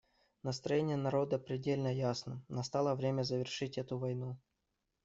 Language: Russian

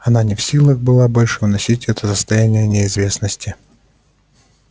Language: Russian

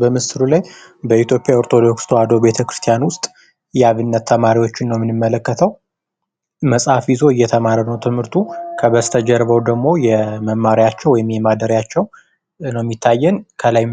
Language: Amharic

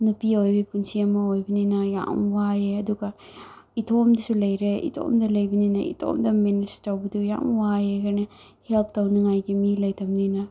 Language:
Manipuri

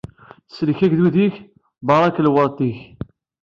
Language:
Kabyle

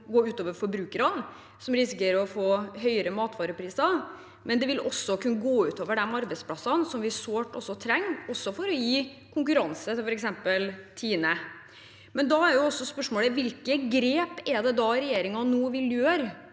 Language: Norwegian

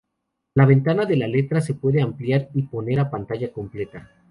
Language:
Spanish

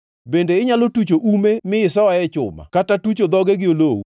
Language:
Luo (Kenya and Tanzania)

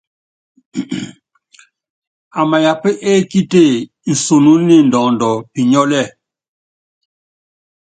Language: Yangben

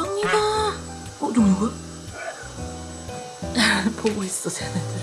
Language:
Korean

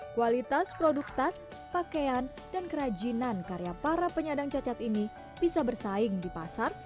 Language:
Indonesian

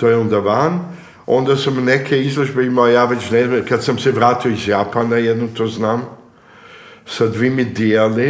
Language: Croatian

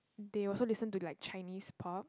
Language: English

